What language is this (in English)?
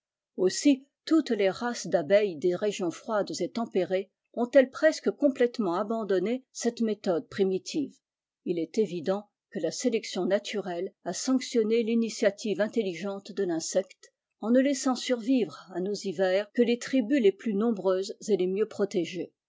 French